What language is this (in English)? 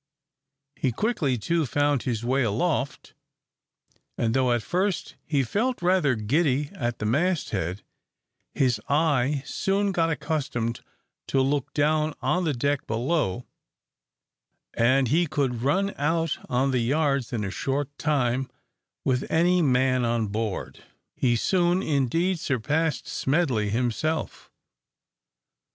English